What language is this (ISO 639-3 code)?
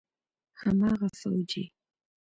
pus